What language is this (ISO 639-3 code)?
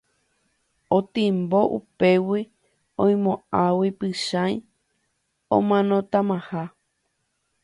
grn